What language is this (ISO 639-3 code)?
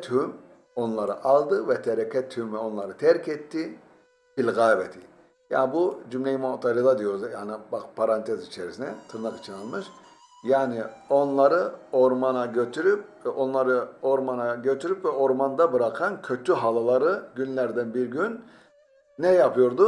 tur